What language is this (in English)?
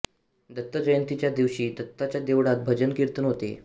Marathi